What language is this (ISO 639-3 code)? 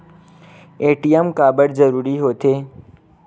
hne